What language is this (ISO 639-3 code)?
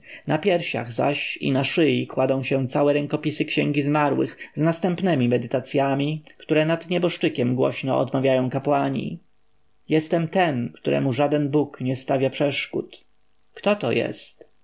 pol